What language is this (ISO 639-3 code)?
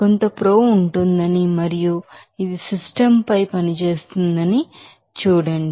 tel